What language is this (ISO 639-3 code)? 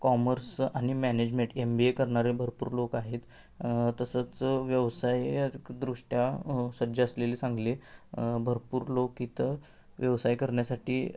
mar